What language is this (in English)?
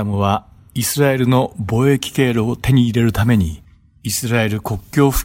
Japanese